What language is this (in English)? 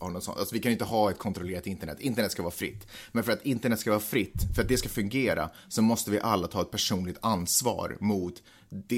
Swedish